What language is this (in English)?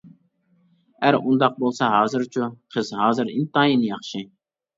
Uyghur